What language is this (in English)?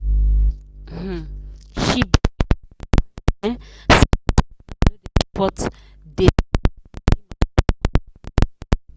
Nigerian Pidgin